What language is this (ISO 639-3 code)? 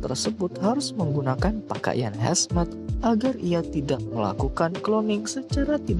ind